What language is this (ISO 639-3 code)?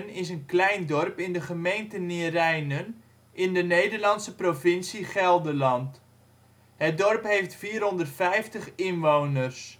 nld